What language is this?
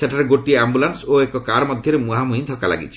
Odia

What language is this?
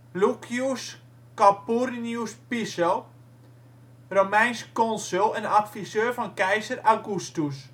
Dutch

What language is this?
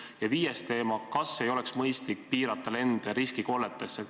Estonian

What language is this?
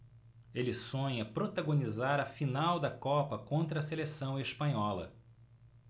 Portuguese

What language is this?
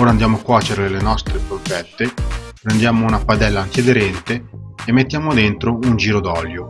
Italian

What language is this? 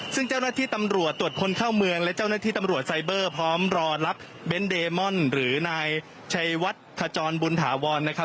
Thai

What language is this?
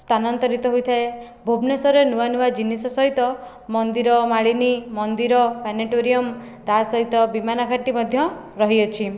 Odia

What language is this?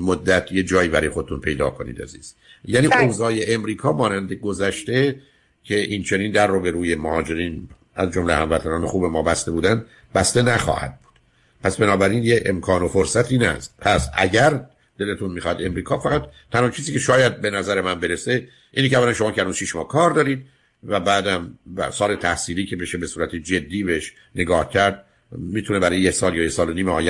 Persian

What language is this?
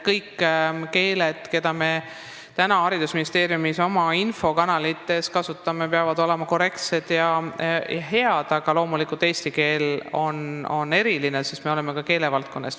Estonian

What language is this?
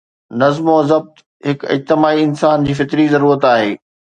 Sindhi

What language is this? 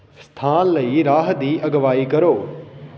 Punjabi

